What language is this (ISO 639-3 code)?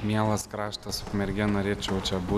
lit